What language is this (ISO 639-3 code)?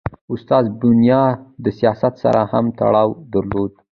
pus